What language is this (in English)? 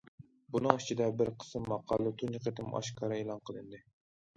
Uyghur